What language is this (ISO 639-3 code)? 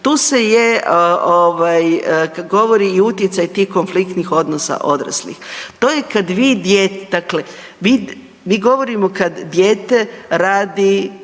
hrv